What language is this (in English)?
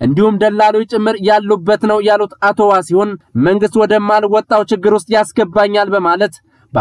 Arabic